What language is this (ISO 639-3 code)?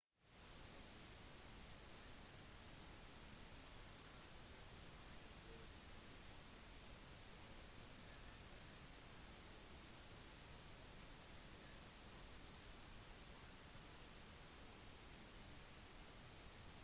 nob